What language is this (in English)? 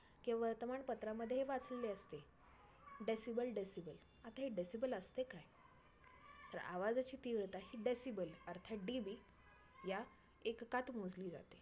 Marathi